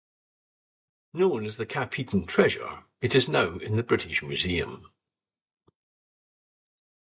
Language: English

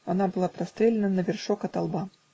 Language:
Russian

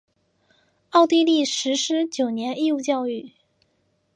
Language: Chinese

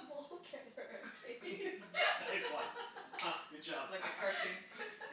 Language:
English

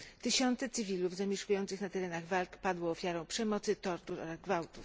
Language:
Polish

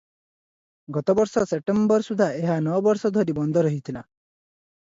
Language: Odia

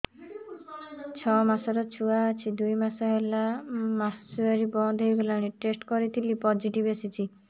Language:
Odia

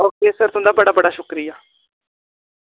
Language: Dogri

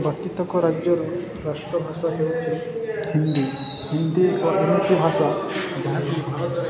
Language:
Odia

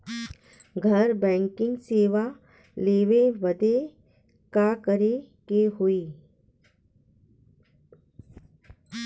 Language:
Bhojpuri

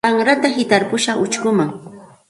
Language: Santa Ana de Tusi Pasco Quechua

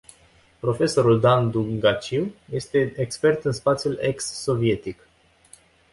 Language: Romanian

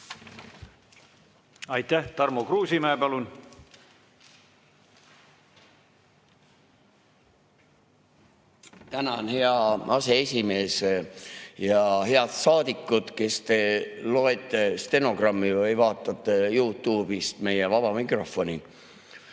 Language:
Estonian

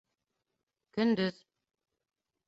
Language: Bashkir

